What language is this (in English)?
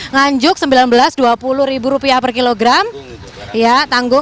Indonesian